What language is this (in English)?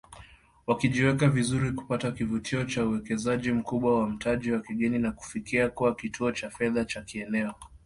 Swahili